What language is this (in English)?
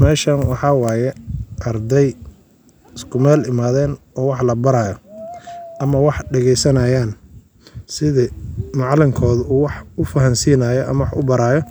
Somali